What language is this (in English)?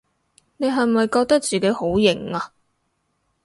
Cantonese